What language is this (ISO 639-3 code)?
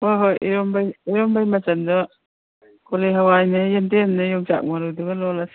mni